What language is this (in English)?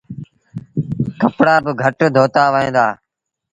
Sindhi Bhil